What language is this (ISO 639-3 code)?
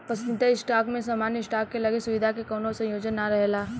bho